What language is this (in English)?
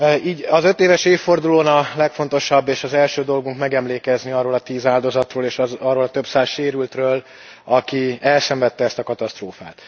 Hungarian